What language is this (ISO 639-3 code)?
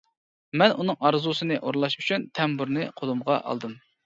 uig